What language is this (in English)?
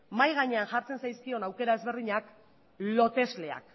Basque